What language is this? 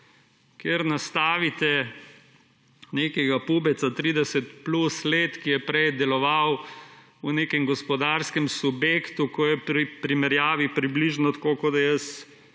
Slovenian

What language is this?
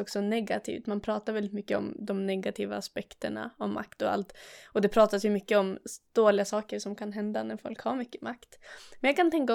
Swedish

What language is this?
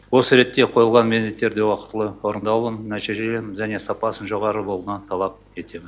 Kazakh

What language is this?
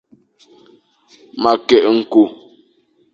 Fang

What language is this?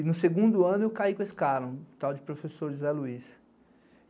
Portuguese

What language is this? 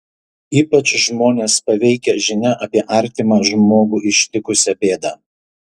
Lithuanian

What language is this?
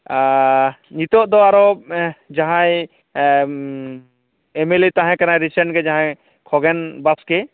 Santali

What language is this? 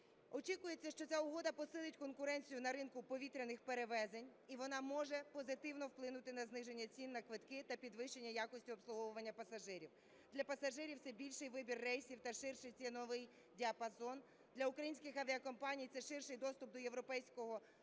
Ukrainian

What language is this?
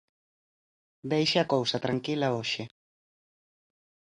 Galician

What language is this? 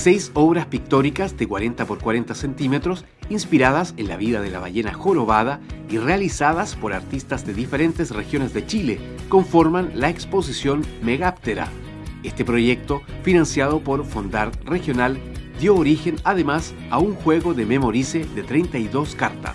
Spanish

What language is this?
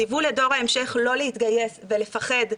Hebrew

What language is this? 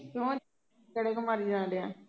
Punjabi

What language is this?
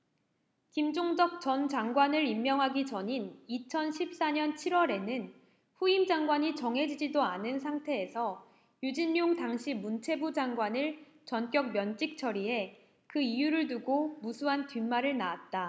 Korean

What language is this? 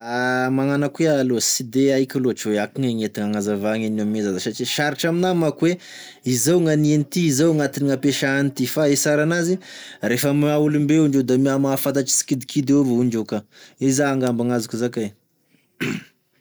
Tesaka Malagasy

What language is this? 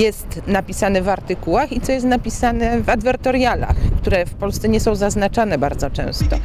Polish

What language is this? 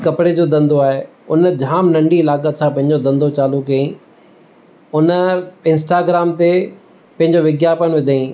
Sindhi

